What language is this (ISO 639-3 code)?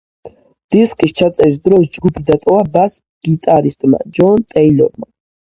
kat